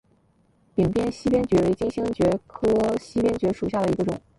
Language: Chinese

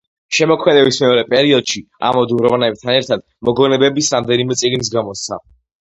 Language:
Georgian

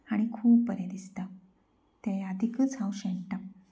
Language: Konkani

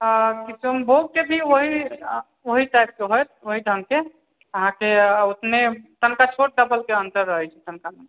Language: Maithili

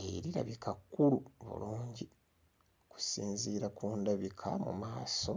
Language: Ganda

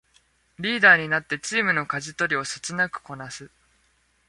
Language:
Japanese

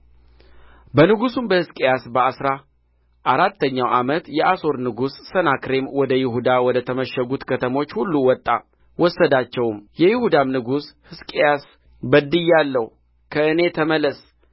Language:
Amharic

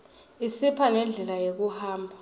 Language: Swati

